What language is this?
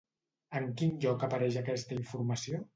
Catalan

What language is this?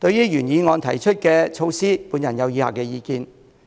Cantonese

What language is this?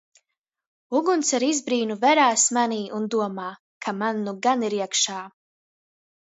Latvian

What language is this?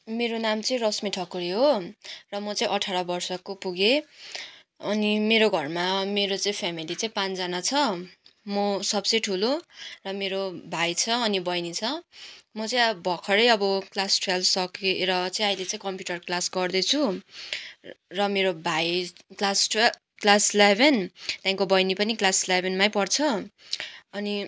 Nepali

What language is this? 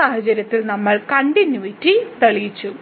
Malayalam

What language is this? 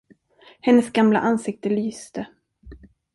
Swedish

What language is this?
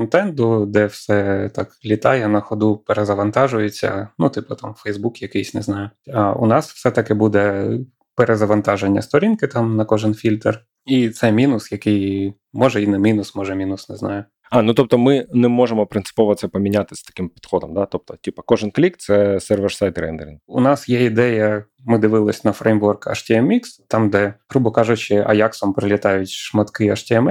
Ukrainian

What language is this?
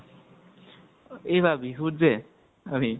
Assamese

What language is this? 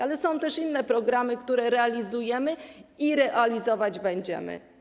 Polish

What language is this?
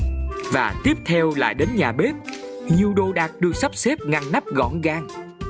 Vietnamese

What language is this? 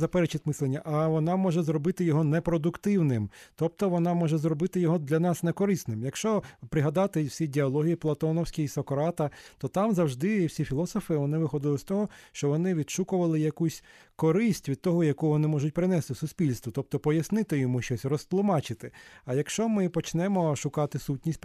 Ukrainian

